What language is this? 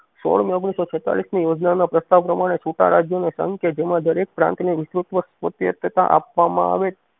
Gujarati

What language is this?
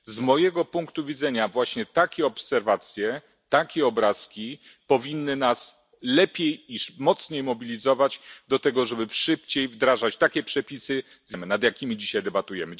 Polish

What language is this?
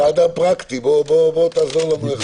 Hebrew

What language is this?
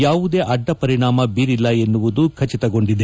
Kannada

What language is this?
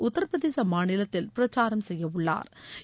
Tamil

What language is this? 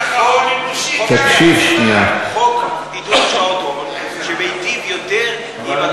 Hebrew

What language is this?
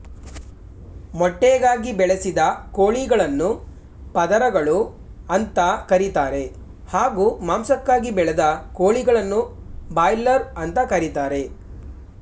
Kannada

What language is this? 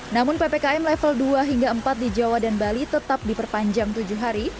Indonesian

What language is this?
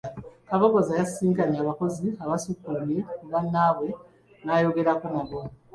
Ganda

